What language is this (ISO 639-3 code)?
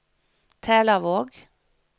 nor